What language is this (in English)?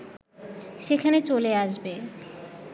Bangla